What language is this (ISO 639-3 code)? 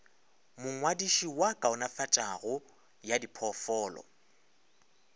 nso